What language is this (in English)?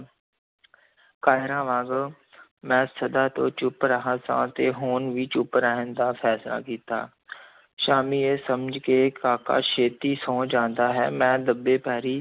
Punjabi